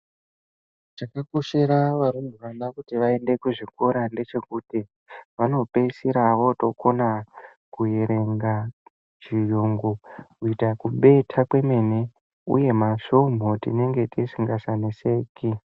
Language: Ndau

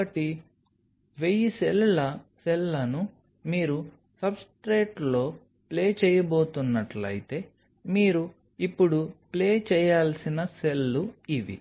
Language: Telugu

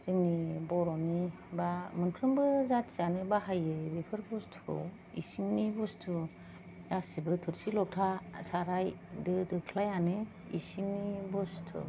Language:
Bodo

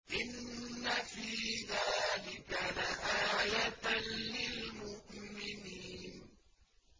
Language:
Arabic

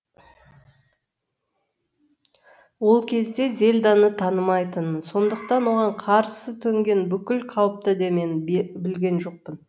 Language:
Kazakh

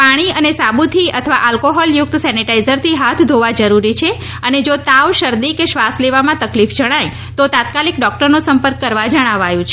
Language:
Gujarati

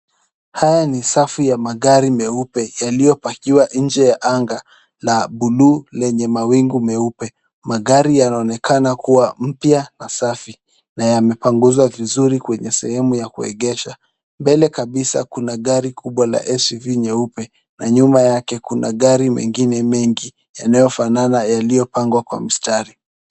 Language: Swahili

